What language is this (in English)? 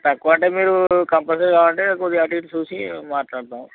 Telugu